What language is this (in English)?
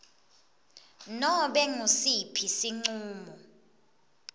Swati